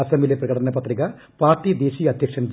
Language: Malayalam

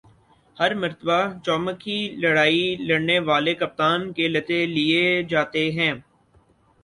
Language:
Urdu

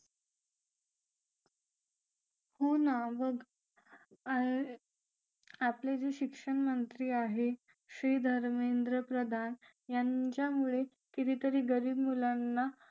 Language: Marathi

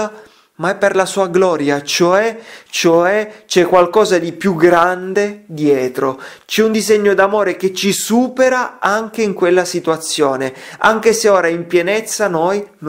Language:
Italian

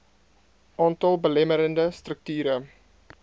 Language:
Afrikaans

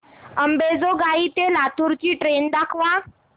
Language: Marathi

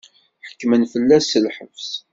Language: Kabyle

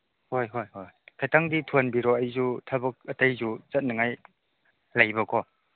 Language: Manipuri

